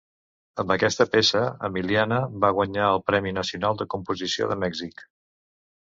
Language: Catalan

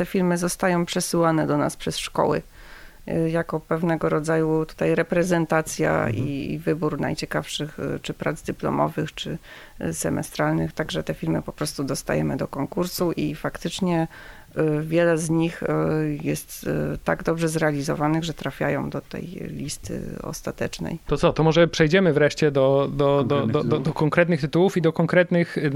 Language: Polish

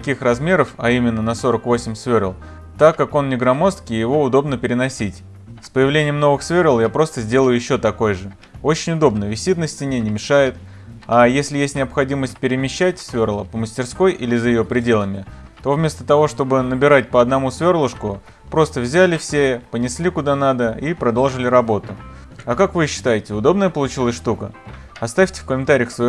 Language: Russian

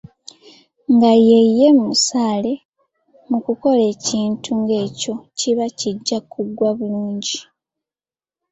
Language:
Ganda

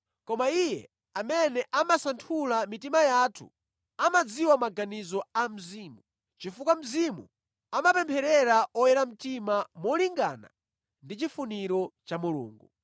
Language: Nyanja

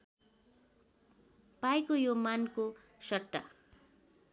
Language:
Nepali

